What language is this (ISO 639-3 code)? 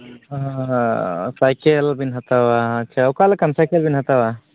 sat